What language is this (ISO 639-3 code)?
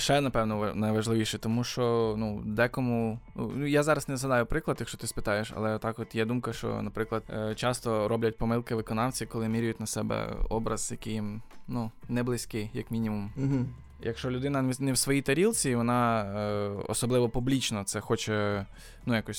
ukr